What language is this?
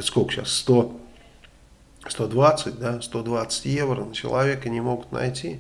Russian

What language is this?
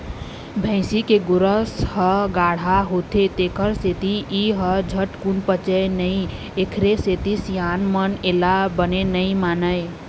Chhattisgarhi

